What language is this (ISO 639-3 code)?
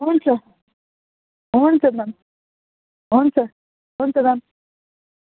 nep